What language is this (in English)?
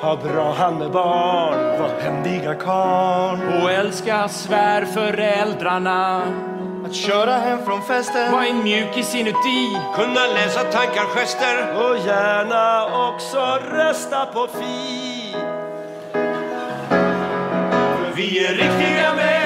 Swedish